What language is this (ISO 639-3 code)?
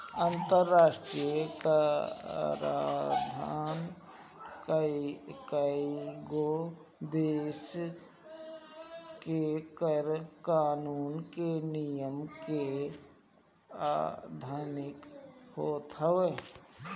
bho